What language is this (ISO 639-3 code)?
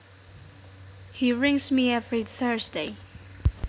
jav